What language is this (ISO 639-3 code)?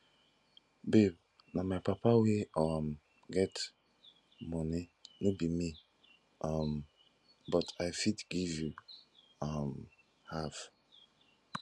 pcm